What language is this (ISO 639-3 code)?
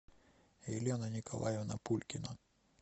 rus